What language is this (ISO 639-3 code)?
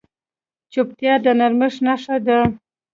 pus